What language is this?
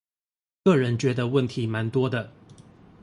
Chinese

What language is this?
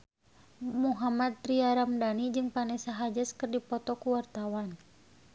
Sundanese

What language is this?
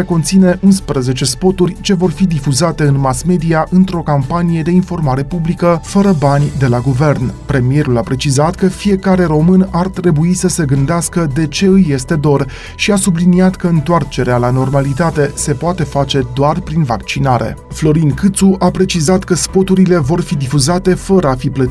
Romanian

